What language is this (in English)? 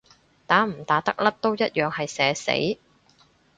Cantonese